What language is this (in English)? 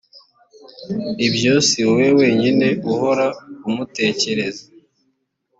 Kinyarwanda